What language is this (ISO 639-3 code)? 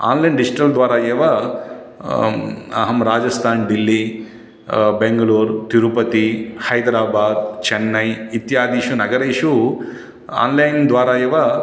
san